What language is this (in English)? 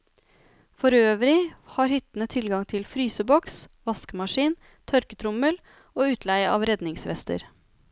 Norwegian